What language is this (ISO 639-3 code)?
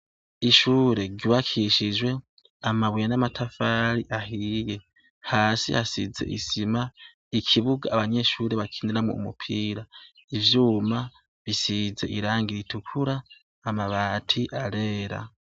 run